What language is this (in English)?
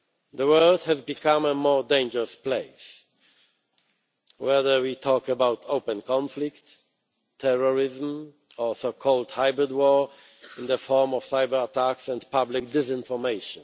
English